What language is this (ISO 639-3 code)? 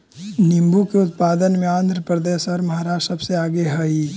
mag